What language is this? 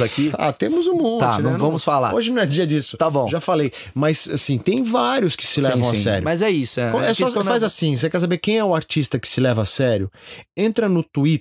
Portuguese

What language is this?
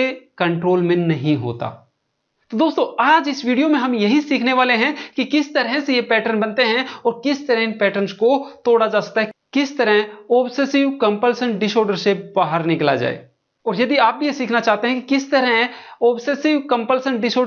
Hindi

